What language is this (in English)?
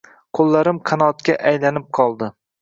Uzbek